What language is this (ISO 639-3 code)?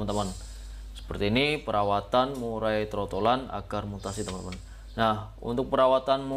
ind